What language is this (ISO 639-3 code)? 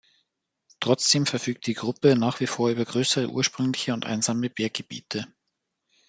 deu